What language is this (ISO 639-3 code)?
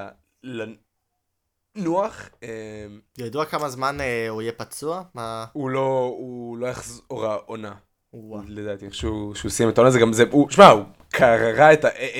heb